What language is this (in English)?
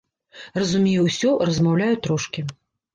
Belarusian